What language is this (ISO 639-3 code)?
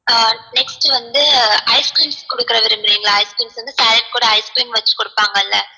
tam